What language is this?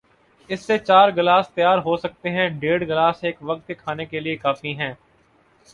Urdu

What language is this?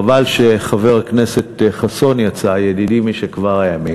Hebrew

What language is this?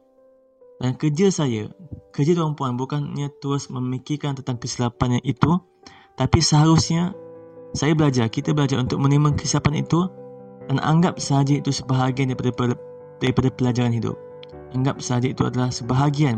Malay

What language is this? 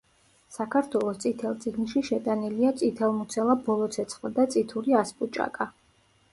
Georgian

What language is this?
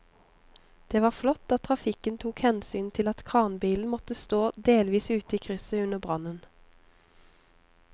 Norwegian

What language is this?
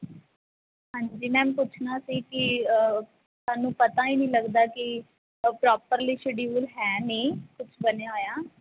Punjabi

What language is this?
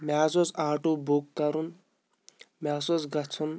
Kashmiri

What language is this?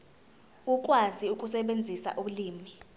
Zulu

